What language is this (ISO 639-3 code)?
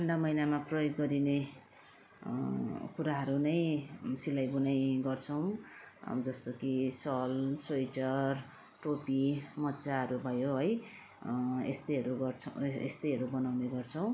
nep